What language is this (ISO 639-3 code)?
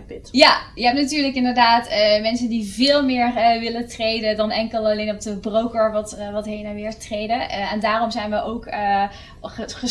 nld